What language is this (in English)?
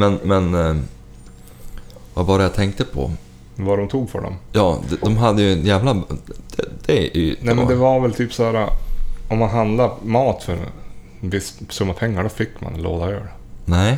Swedish